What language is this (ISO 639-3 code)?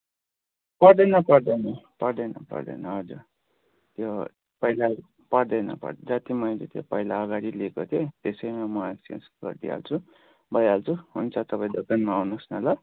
nep